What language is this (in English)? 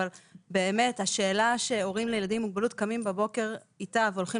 Hebrew